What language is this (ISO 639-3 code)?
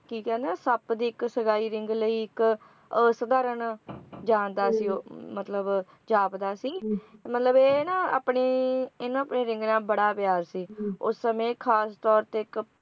pan